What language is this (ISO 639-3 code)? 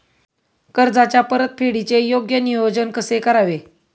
mar